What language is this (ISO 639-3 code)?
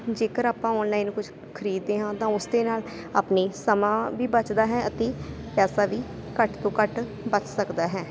pan